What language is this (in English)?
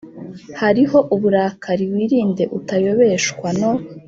Kinyarwanda